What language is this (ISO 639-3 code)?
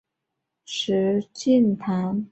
zho